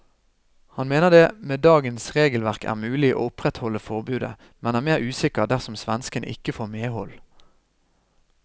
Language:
Norwegian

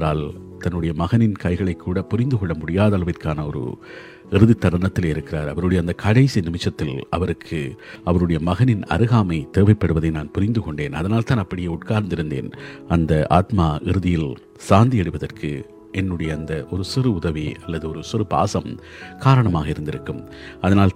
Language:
Tamil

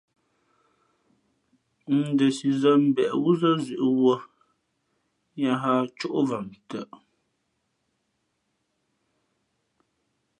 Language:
Fe'fe'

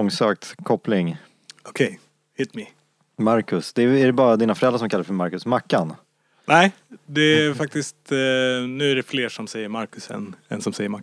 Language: Swedish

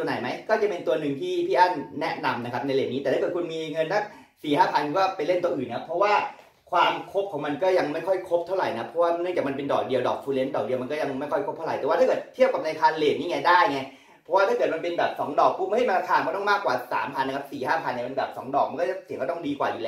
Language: Thai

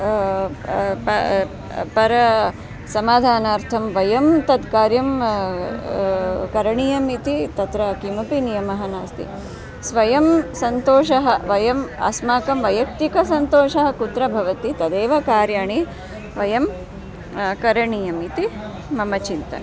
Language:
Sanskrit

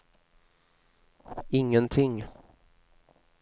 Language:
Swedish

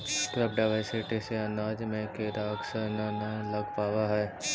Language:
Magahi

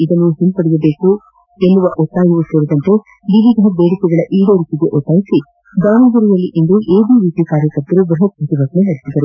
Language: Kannada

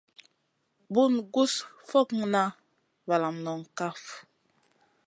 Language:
Masana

